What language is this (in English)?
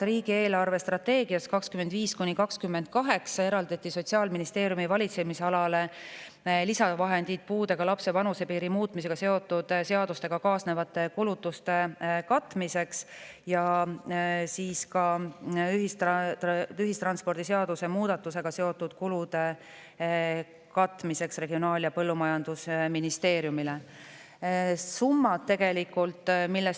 Estonian